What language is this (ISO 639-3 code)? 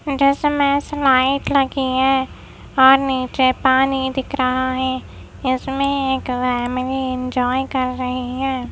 hin